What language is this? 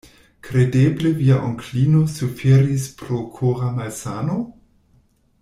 Esperanto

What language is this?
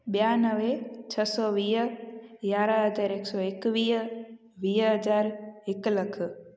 Sindhi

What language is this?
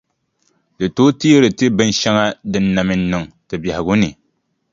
Dagbani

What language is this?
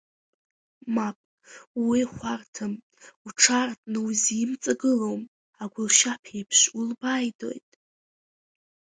Abkhazian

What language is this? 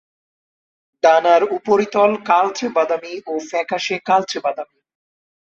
Bangla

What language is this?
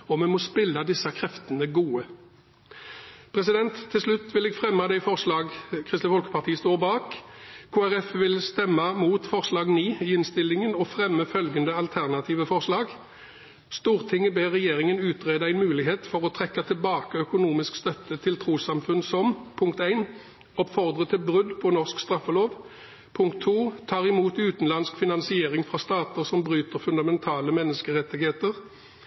Norwegian Bokmål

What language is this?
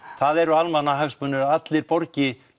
Icelandic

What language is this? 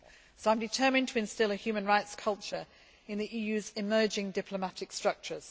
English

